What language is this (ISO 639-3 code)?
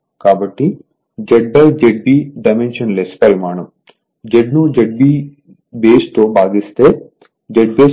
tel